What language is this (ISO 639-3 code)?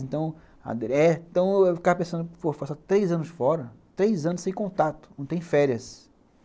por